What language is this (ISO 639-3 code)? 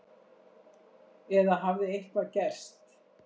isl